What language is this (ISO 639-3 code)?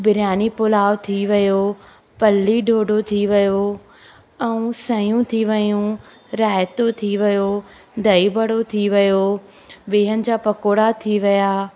snd